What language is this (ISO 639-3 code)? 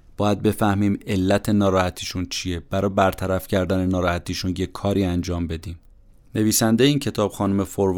fas